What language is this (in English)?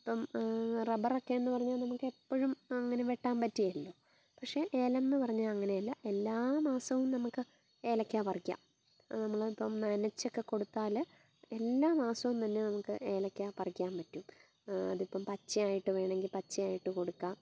Malayalam